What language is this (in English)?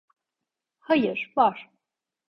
Turkish